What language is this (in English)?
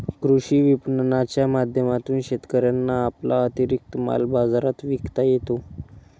Marathi